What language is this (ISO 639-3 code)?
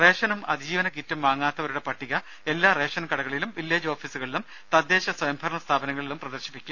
mal